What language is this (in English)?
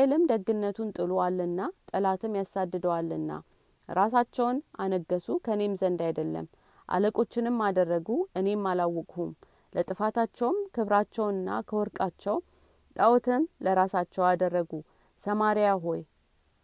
Amharic